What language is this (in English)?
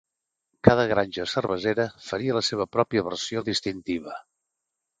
Catalan